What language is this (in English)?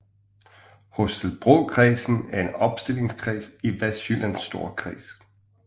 Danish